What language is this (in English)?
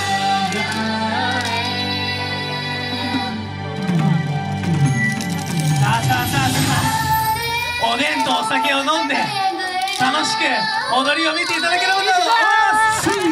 Japanese